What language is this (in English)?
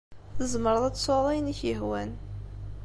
Kabyle